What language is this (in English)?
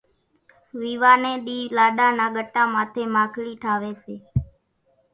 Kachi Koli